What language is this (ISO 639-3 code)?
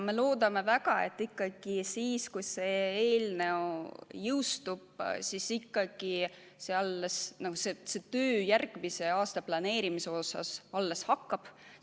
est